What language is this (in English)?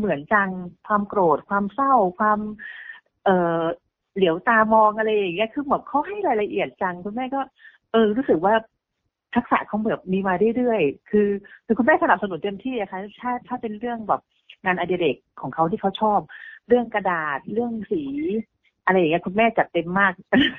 Thai